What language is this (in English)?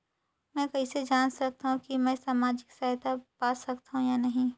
Chhattisgarhi